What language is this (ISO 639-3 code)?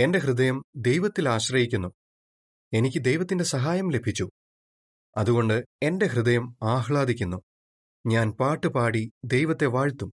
mal